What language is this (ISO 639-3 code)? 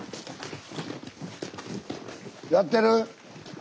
jpn